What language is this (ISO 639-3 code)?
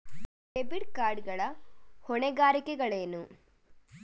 kan